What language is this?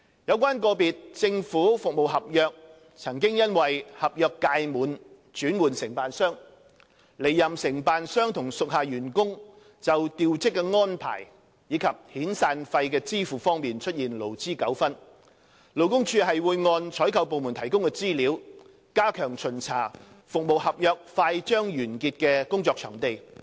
Cantonese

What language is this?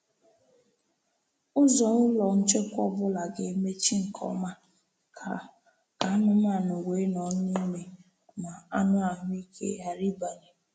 Igbo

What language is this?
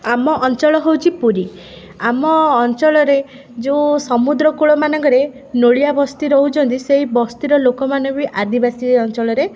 Odia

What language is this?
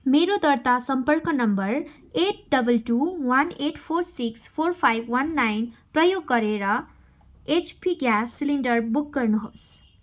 Nepali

